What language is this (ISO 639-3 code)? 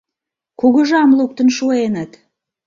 chm